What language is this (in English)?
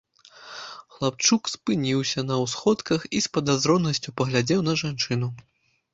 Belarusian